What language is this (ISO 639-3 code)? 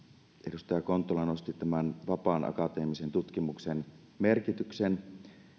fin